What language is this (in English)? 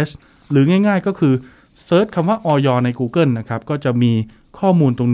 Thai